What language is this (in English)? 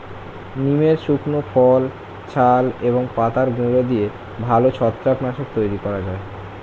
Bangla